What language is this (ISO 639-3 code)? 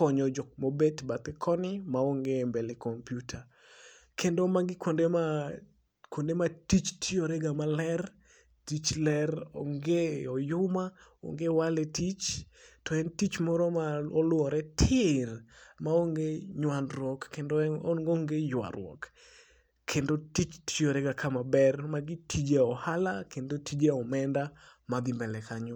luo